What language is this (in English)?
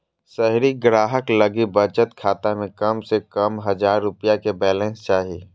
Magahi